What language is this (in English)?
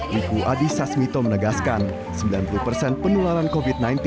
Indonesian